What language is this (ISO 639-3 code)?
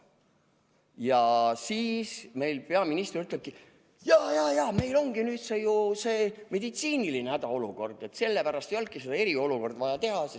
est